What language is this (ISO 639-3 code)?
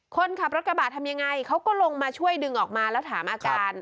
tha